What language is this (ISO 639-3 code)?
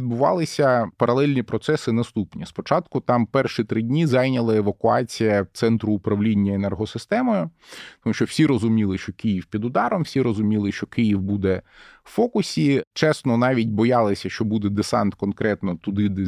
ukr